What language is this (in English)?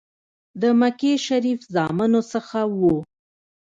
Pashto